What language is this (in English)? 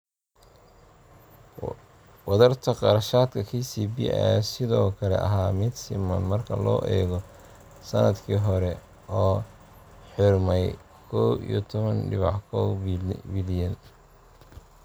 Somali